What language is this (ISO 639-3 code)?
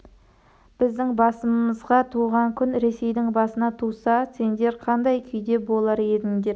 kaz